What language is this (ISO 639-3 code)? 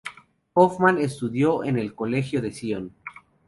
spa